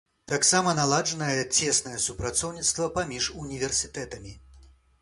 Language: Belarusian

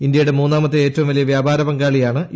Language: Malayalam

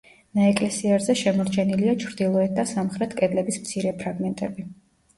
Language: Georgian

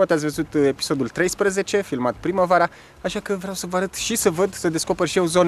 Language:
Romanian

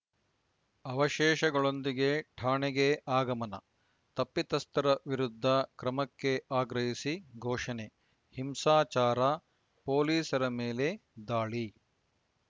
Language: Kannada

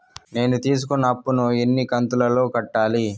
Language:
Telugu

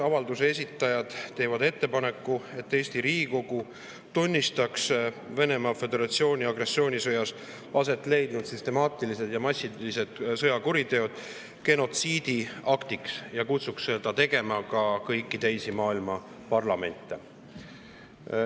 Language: Estonian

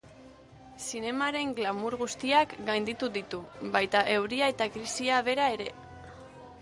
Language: Basque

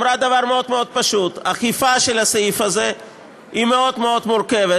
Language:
Hebrew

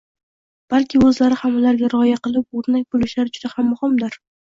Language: Uzbek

